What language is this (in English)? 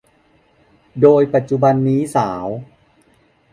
Thai